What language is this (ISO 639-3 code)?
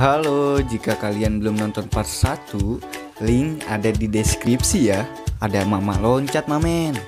ind